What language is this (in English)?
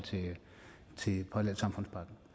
Danish